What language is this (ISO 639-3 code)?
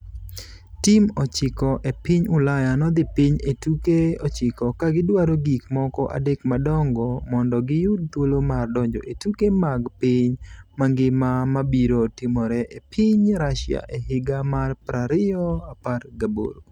luo